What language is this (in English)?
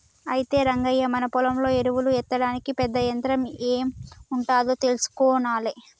Telugu